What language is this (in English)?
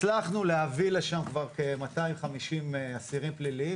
Hebrew